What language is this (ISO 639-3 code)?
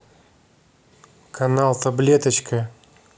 rus